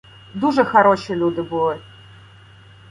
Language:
Ukrainian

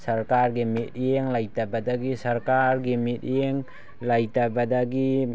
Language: Manipuri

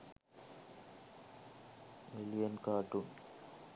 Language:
Sinhala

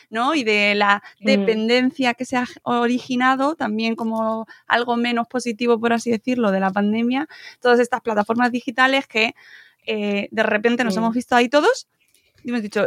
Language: Spanish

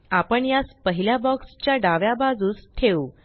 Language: Marathi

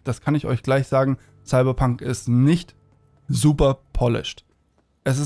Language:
German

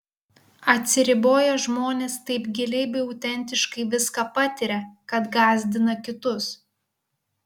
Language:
Lithuanian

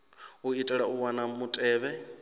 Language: Venda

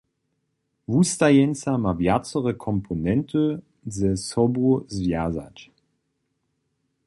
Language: Upper Sorbian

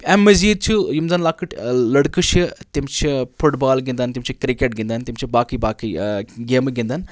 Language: Kashmiri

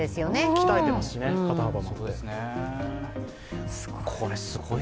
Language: Japanese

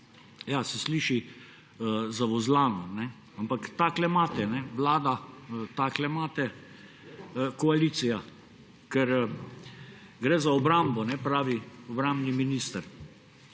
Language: Slovenian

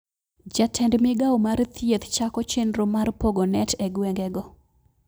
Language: Luo (Kenya and Tanzania)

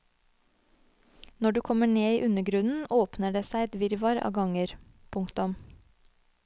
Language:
Norwegian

